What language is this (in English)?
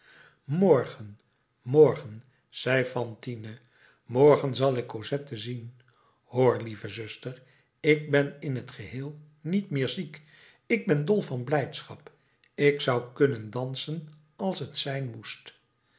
Dutch